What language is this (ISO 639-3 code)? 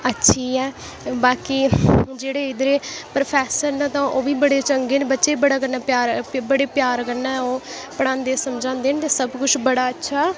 doi